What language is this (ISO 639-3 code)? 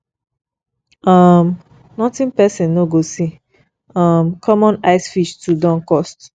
pcm